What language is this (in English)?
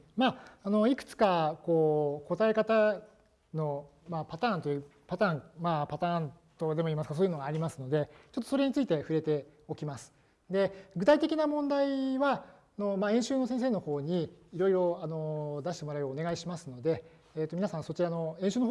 Japanese